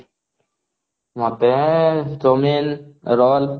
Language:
Odia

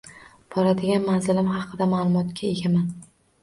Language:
Uzbek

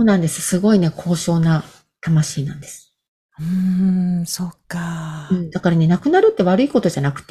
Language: Japanese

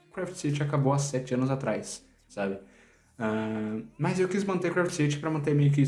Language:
Portuguese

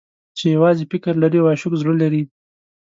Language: Pashto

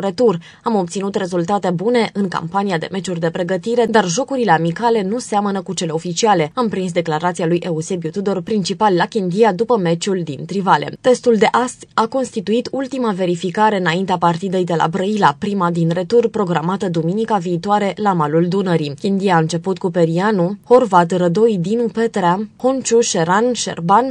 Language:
Romanian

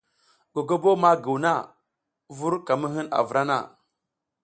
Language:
South Giziga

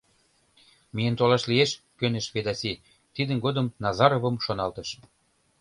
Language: Mari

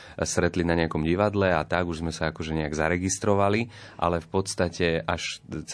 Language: Slovak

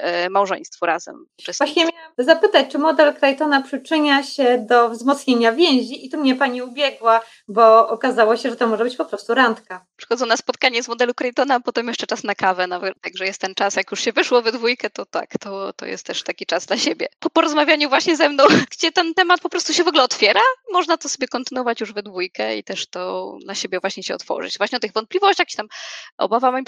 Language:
Polish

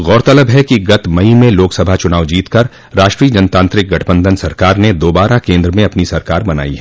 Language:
Hindi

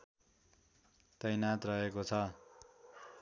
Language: Nepali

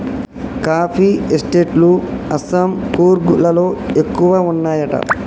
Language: Telugu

